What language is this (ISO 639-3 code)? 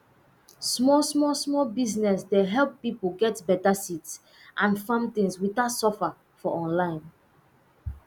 pcm